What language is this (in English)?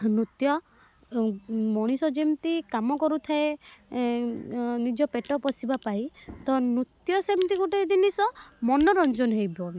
Odia